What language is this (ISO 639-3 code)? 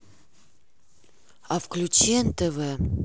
rus